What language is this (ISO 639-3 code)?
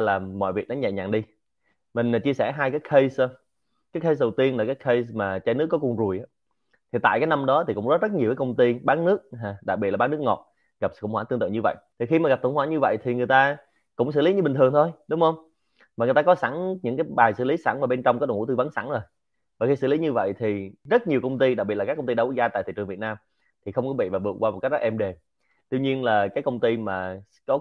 vie